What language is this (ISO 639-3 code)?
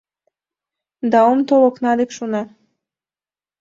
chm